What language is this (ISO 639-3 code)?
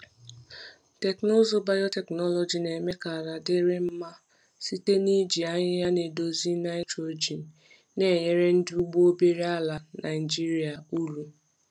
ibo